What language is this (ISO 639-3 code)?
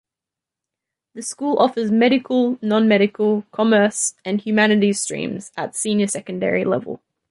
eng